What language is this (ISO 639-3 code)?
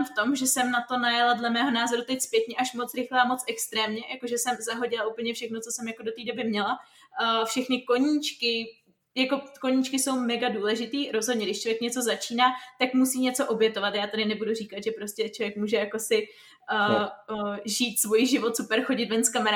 ces